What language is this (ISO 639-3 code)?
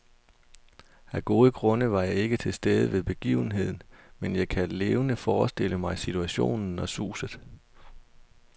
dan